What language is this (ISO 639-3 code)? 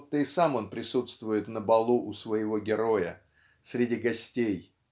rus